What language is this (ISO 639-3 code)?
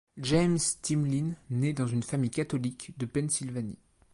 fra